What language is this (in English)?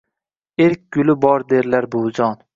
Uzbek